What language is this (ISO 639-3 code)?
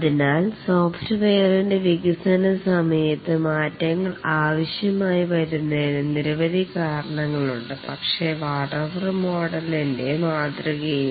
mal